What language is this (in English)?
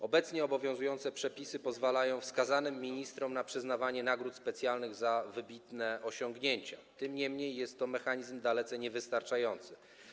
Polish